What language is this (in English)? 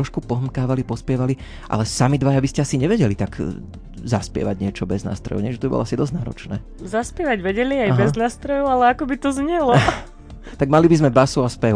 Slovak